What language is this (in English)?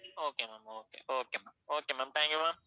Tamil